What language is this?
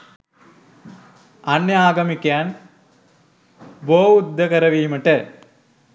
Sinhala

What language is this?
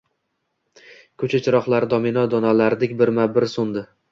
Uzbek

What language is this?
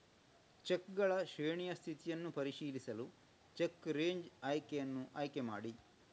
Kannada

